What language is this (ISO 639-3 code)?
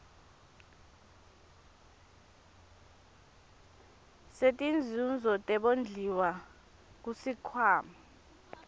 ssw